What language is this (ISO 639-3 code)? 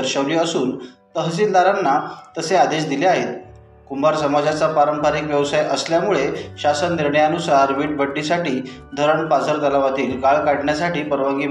mar